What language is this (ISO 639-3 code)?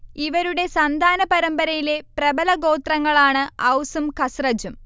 mal